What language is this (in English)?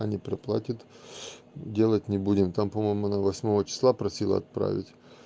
Russian